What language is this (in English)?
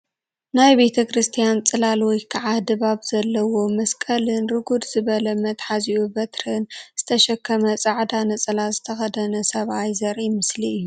Tigrinya